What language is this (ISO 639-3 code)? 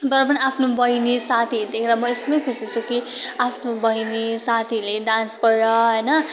nep